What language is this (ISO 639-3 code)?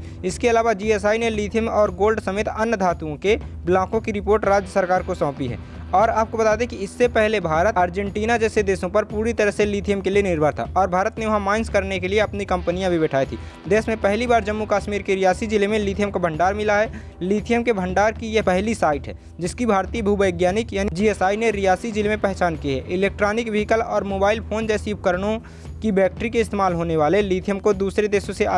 hin